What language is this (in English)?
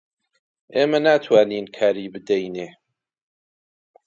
Central Kurdish